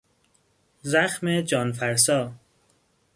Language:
Persian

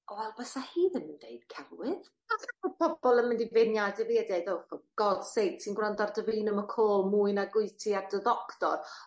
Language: Welsh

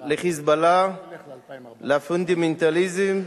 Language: Hebrew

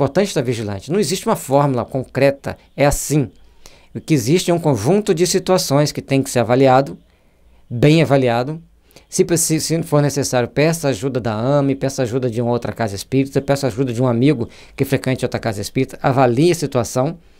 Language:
Portuguese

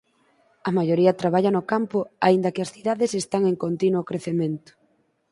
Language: Galician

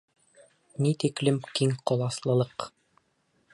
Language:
Bashkir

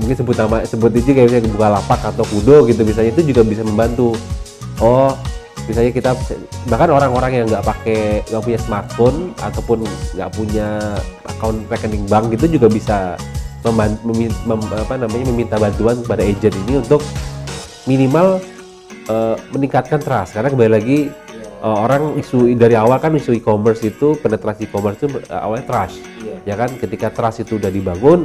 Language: Indonesian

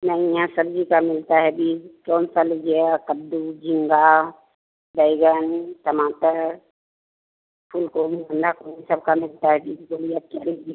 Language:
Hindi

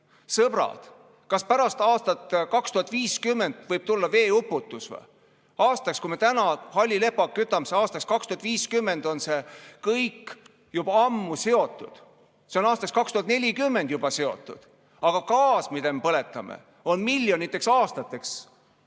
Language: Estonian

